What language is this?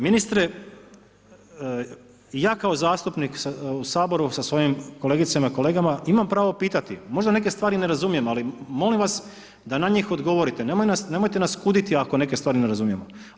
Croatian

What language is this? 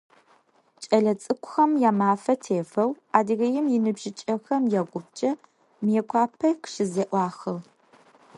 Adyghe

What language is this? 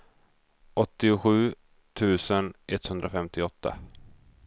Swedish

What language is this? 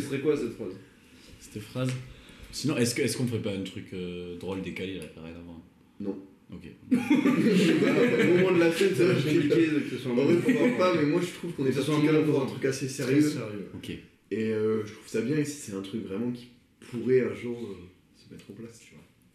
French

